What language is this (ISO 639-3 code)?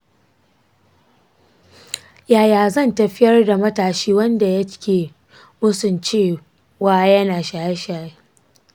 hau